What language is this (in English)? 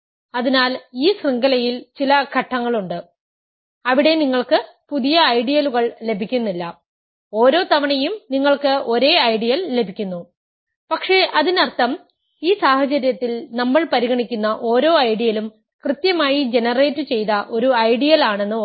Malayalam